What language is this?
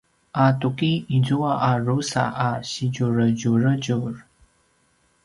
Paiwan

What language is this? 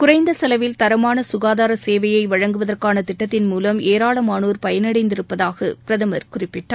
Tamil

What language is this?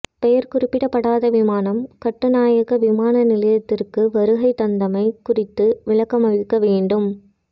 Tamil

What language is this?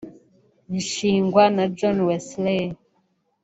Kinyarwanda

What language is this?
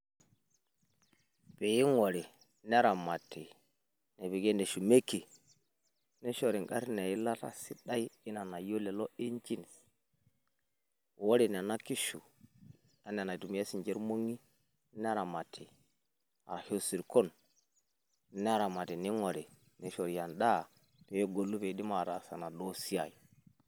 Masai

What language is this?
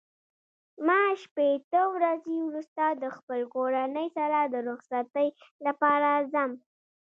Pashto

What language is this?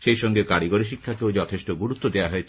Bangla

